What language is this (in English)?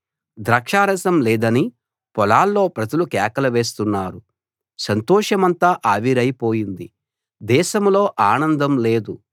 Telugu